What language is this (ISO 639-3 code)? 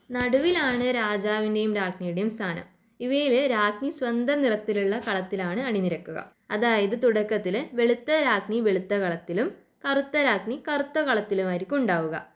mal